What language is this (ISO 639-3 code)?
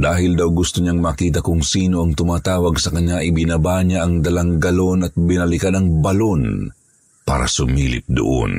fil